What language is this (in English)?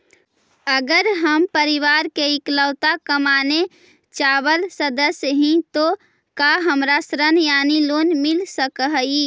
Magahi